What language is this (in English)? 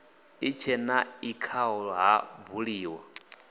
Venda